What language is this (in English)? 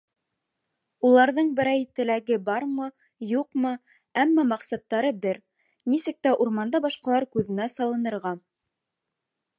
Bashkir